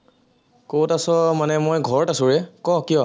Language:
Assamese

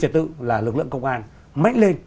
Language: Vietnamese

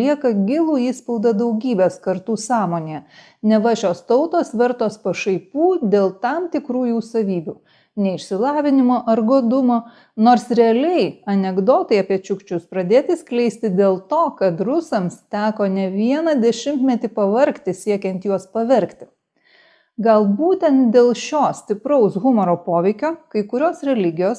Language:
Lithuanian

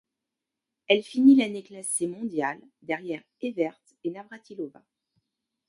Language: French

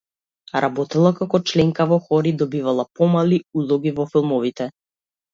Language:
Macedonian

